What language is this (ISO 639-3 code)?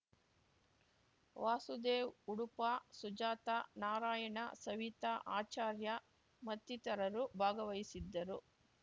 kan